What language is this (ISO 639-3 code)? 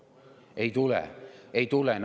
est